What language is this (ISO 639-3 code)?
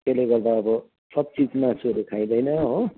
nep